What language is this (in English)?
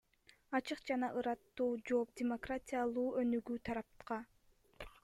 Kyrgyz